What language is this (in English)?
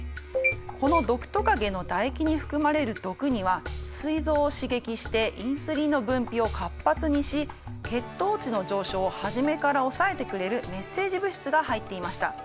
Japanese